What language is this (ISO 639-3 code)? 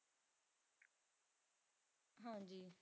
pan